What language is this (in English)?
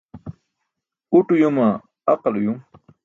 Burushaski